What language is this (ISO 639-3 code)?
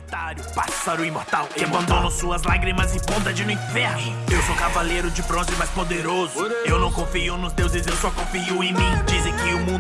por